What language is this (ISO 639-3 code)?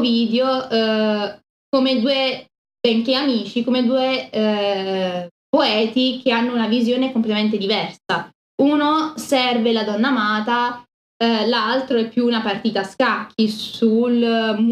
ita